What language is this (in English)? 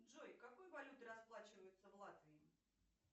Russian